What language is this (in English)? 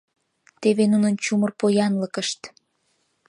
Mari